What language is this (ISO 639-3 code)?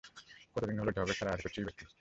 ben